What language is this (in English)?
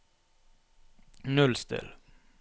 Norwegian